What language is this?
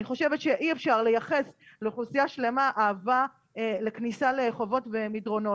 Hebrew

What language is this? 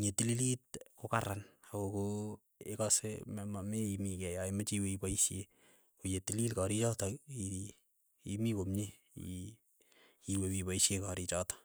Keiyo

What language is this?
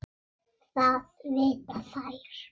Icelandic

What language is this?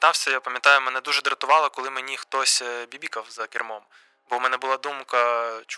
Ukrainian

